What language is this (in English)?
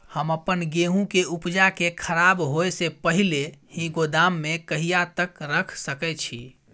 Maithili